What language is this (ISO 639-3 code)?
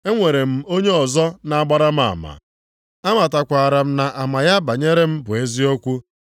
ibo